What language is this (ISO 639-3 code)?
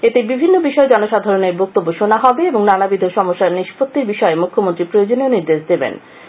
ben